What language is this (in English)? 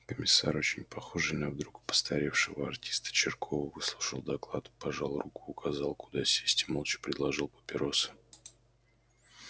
Russian